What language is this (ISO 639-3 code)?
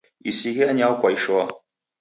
dav